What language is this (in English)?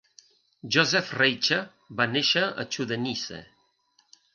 Catalan